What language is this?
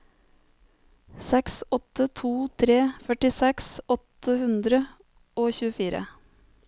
Norwegian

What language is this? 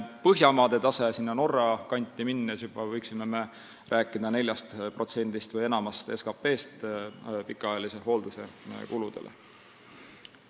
Estonian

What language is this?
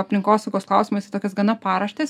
Lithuanian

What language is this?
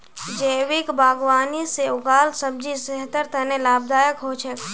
Magahi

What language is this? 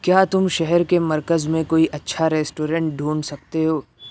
Urdu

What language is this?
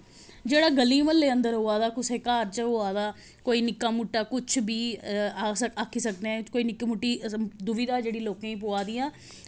Dogri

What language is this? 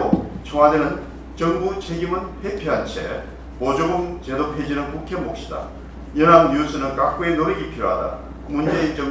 Korean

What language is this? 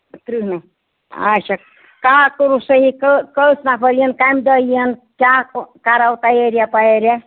Kashmiri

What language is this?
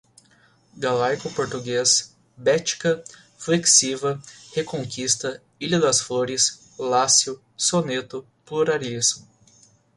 Portuguese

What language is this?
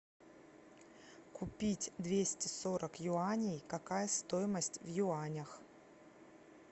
Russian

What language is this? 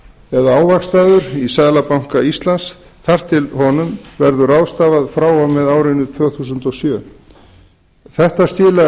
Icelandic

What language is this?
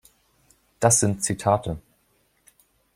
German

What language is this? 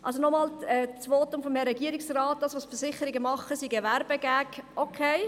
Swiss German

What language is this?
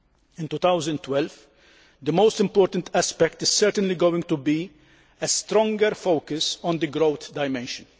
English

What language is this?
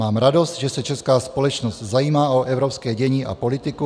Czech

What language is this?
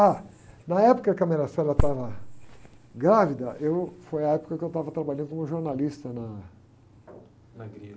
Portuguese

